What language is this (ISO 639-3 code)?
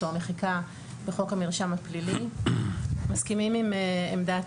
heb